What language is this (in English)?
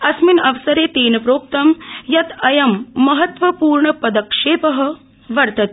Sanskrit